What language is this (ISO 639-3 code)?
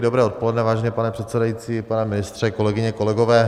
ces